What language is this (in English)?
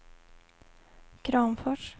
Swedish